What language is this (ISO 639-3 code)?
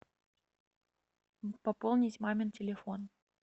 rus